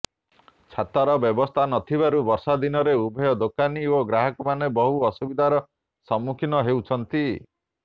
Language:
Odia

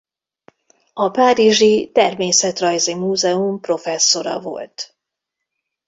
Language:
Hungarian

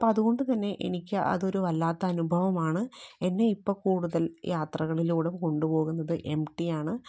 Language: Malayalam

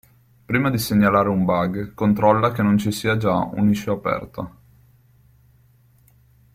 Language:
Italian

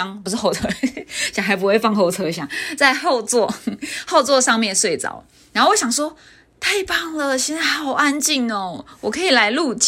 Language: Chinese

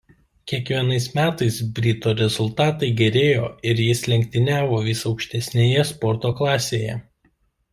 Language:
Lithuanian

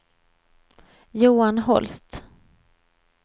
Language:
Swedish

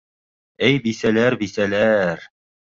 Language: Bashkir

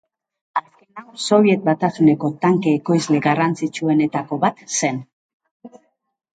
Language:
Basque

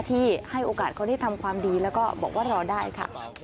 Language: Thai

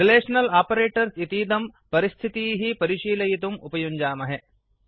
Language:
Sanskrit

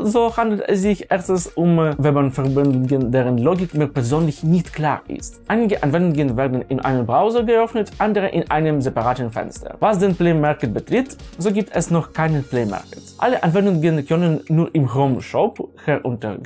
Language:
German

